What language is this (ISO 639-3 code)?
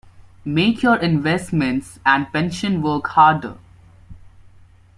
eng